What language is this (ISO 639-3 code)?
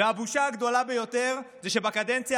heb